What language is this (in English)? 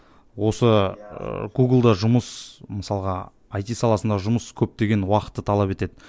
Kazakh